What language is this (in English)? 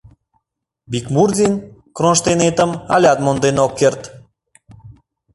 Mari